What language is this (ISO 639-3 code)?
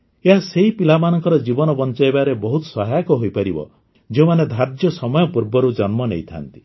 ori